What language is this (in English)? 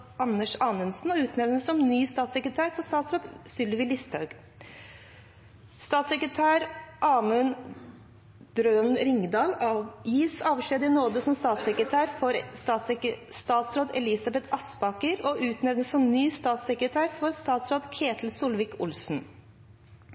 Norwegian Bokmål